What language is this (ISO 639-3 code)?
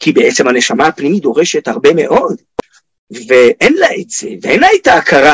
heb